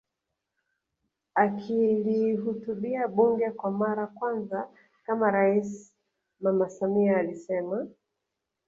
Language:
Swahili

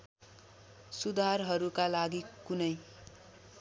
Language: Nepali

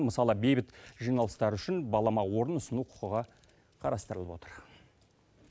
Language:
Kazakh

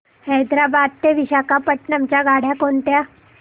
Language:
Marathi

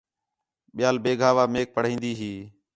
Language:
Khetrani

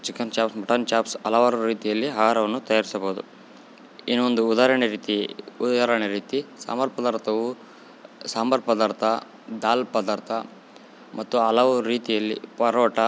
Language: Kannada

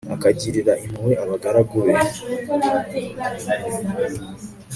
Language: Kinyarwanda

